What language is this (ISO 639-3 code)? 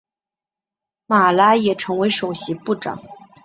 zho